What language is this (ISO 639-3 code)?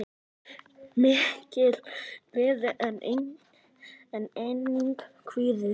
isl